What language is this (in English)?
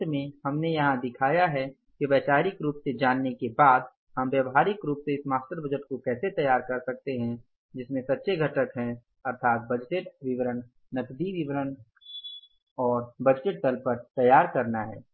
Hindi